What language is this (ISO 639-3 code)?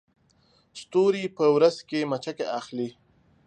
pus